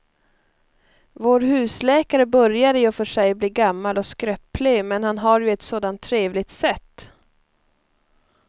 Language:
Swedish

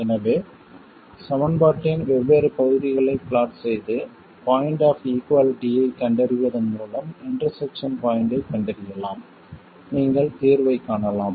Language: Tamil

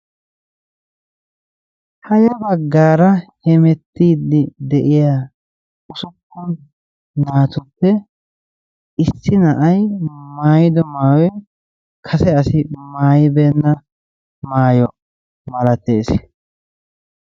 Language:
Wolaytta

